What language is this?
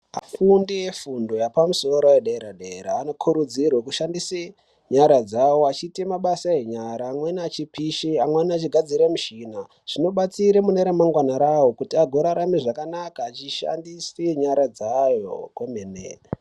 Ndau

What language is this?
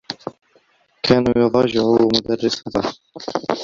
Arabic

